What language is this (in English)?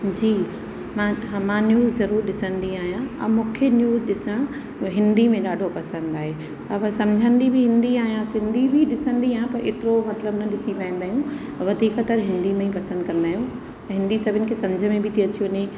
Sindhi